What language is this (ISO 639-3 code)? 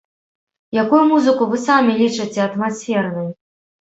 bel